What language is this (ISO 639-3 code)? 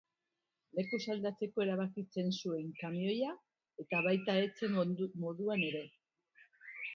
eus